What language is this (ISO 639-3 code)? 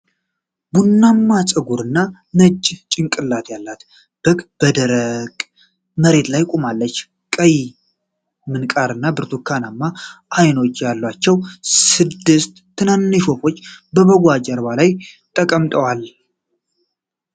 amh